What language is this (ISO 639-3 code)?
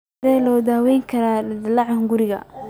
som